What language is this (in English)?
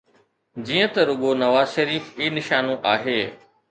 Sindhi